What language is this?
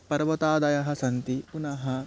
Sanskrit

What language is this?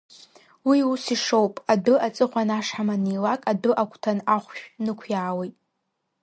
Abkhazian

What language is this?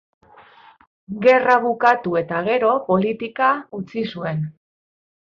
Basque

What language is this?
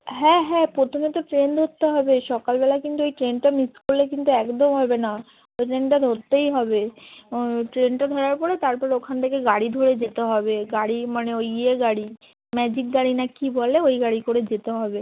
Bangla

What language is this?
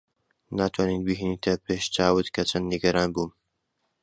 Central Kurdish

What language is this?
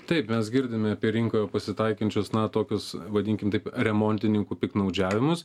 Lithuanian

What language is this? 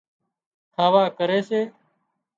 Wadiyara Koli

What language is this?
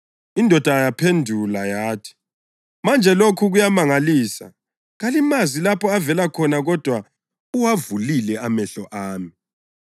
North Ndebele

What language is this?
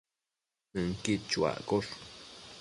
Matsés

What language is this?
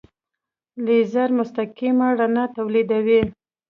Pashto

